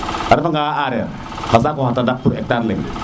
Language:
Serer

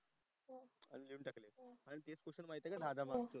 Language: Marathi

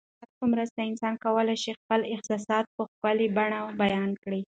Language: Pashto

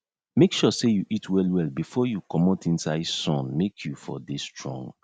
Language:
Nigerian Pidgin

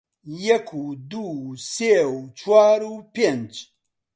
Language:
Central Kurdish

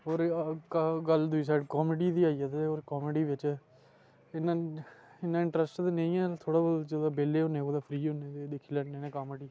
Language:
Dogri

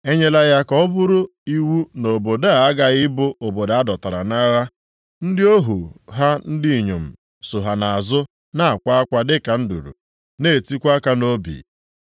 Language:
Igbo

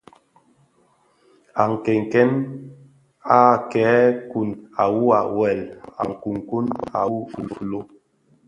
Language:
Bafia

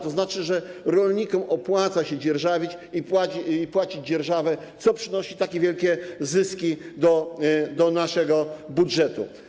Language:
Polish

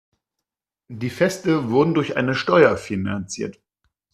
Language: German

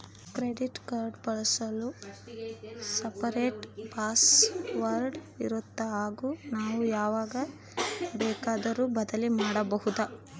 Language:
Kannada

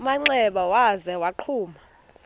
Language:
Xhosa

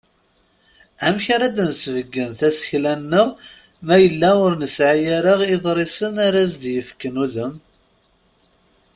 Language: Kabyle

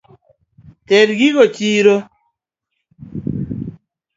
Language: Luo (Kenya and Tanzania)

